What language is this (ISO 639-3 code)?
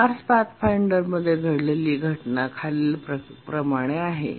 mar